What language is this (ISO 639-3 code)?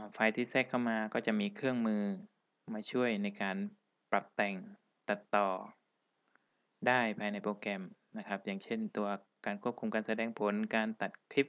tha